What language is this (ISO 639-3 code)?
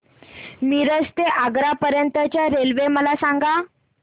mar